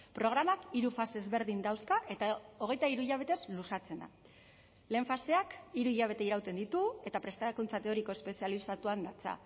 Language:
Basque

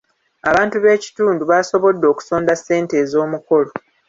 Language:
Ganda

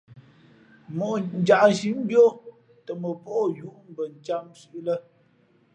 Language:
Fe'fe'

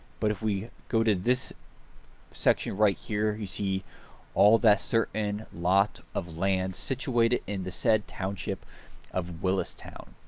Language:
English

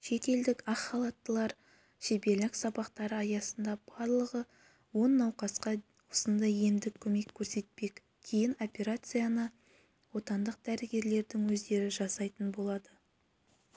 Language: Kazakh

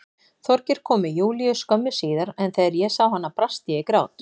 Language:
Icelandic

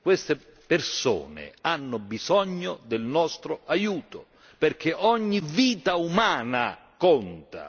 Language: Italian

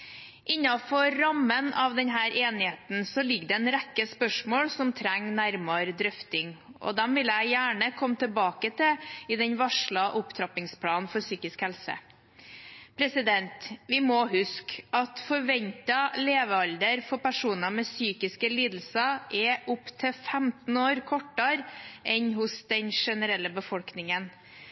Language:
Norwegian Bokmål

